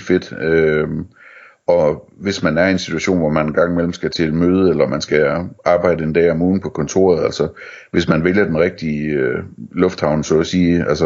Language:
Danish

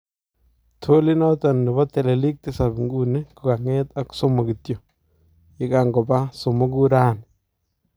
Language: Kalenjin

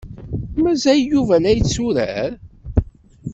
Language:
Kabyle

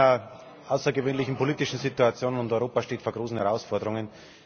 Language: German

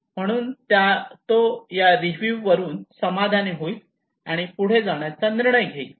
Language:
Marathi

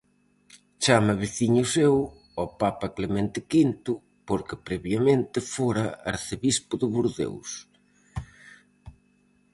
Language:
Galician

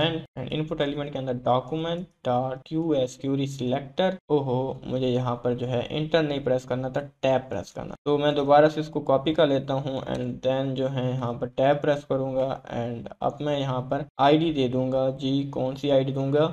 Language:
Hindi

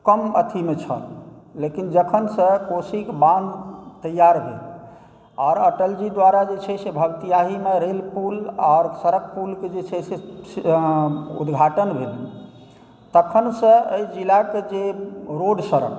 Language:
Maithili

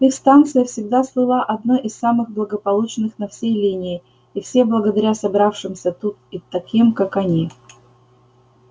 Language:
Russian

